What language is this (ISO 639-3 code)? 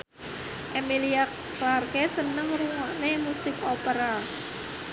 jav